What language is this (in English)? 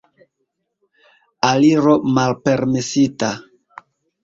Esperanto